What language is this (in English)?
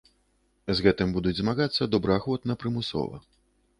Belarusian